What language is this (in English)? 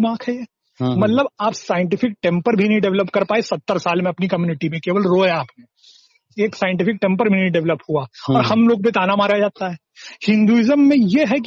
Hindi